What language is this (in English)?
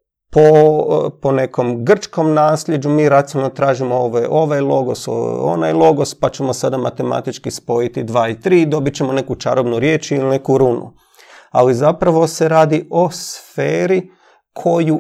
Croatian